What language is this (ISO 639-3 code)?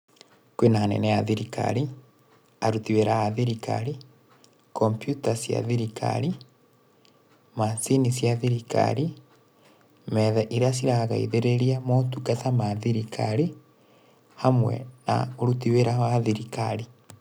kik